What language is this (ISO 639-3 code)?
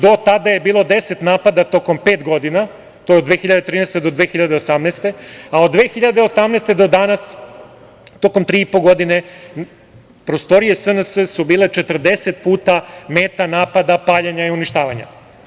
srp